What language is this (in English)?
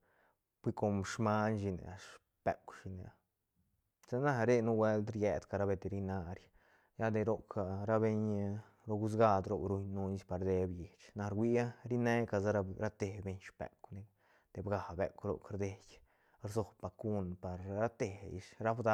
Santa Catarina Albarradas Zapotec